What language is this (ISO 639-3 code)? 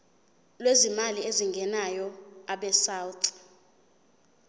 zul